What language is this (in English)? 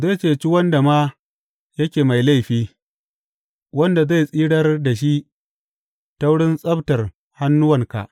Hausa